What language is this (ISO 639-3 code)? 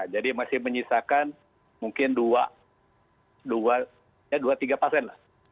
ind